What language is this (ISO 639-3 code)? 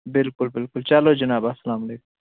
kas